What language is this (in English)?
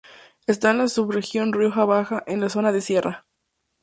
Spanish